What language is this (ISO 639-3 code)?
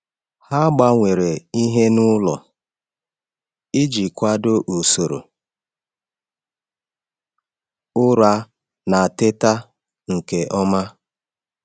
ibo